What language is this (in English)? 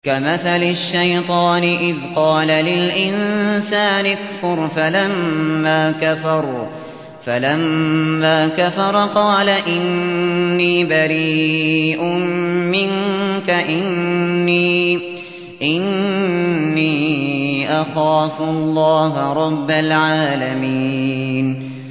Arabic